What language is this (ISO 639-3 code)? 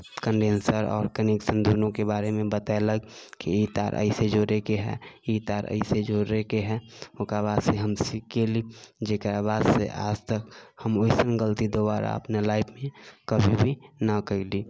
mai